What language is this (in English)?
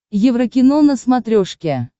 Russian